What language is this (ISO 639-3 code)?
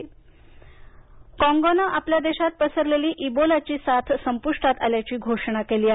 mar